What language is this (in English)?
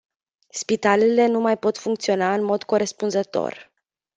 Romanian